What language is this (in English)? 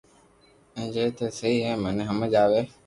Loarki